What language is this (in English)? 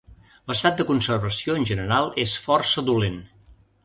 Catalan